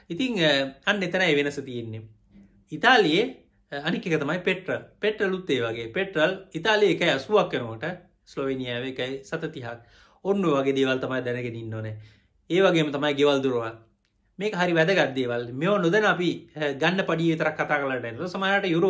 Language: Indonesian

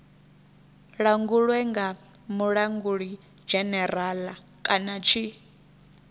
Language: Venda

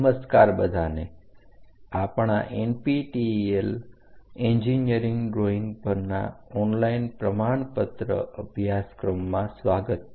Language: Gujarati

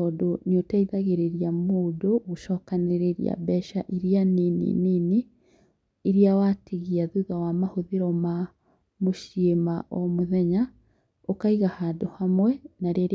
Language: Kikuyu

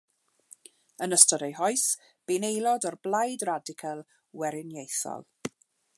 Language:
Welsh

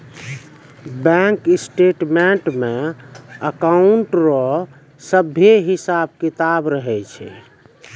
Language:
Maithili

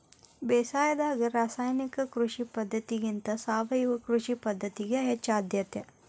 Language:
Kannada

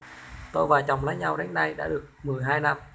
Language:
Vietnamese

